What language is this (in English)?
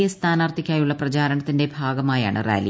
Malayalam